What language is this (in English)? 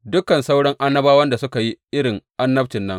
Hausa